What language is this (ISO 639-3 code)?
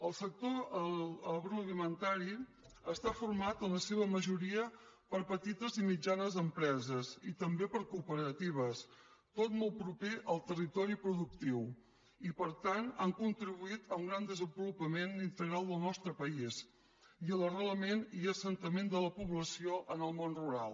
cat